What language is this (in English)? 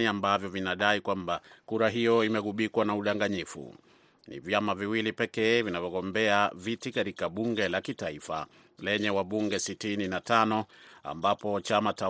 Swahili